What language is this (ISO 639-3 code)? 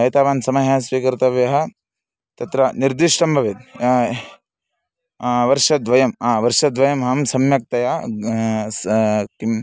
san